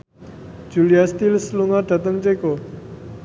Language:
Javanese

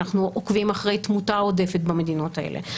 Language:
Hebrew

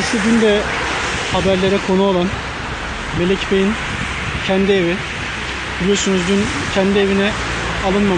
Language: Turkish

